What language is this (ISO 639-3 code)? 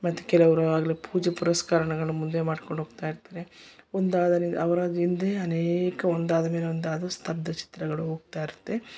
kan